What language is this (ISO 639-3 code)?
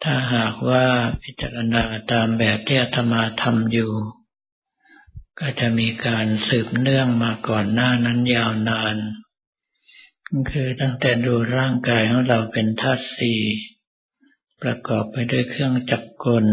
tha